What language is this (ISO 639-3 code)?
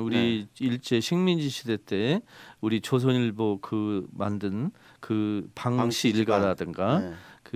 kor